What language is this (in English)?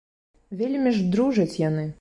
Belarusian